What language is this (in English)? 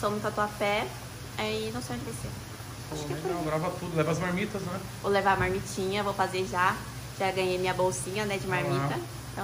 Portuguese